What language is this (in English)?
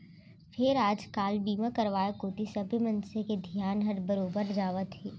Chhattisgarhi